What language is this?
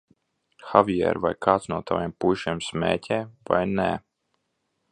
Latvian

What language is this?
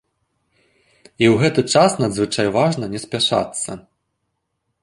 Belarusian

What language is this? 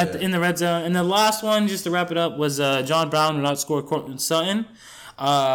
English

